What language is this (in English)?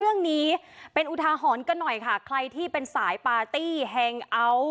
Thai